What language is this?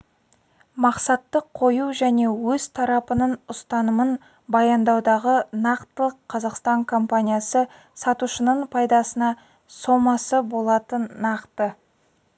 Kazakh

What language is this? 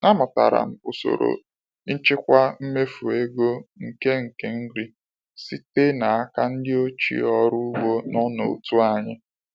Igbo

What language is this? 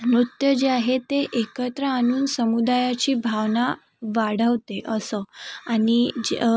Marathi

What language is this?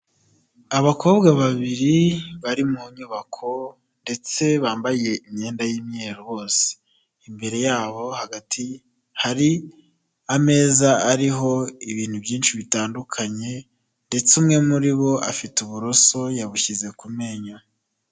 Kinyarwanda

